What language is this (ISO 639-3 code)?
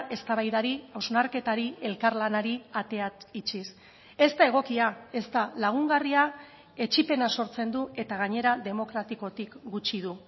eus